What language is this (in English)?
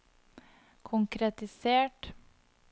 Norwegian